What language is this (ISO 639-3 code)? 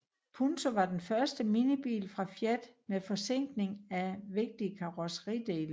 dan